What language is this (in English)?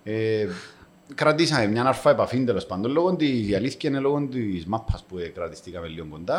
Greek